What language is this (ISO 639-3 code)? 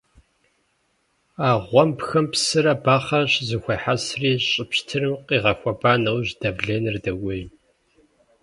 kbd